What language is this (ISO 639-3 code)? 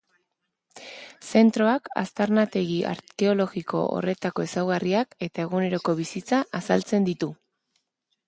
eus